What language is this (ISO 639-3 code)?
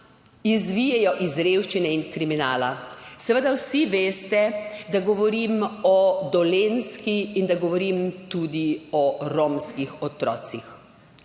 slv